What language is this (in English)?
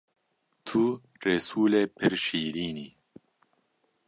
Kurdish